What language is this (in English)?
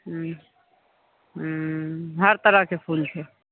Maithili